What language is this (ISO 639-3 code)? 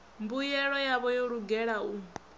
ven